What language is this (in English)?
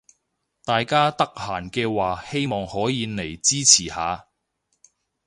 Cantonese